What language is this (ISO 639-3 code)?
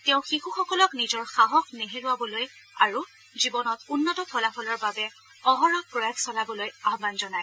asm